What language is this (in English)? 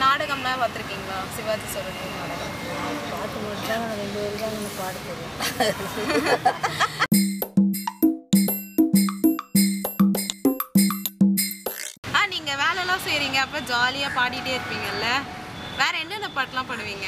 Tamil